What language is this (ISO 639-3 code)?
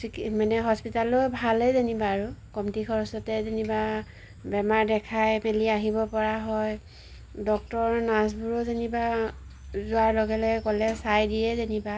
asm